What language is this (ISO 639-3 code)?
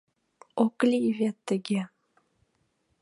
chm